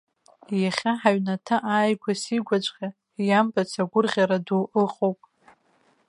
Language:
Abkhazian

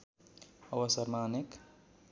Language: Nepali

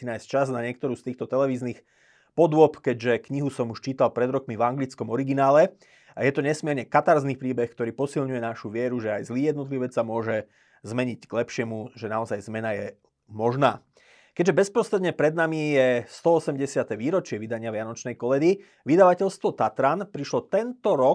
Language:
Slovak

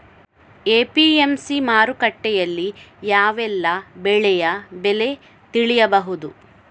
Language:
Kannada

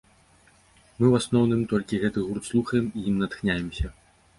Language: Belarusian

